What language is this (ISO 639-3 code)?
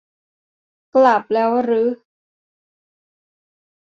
tha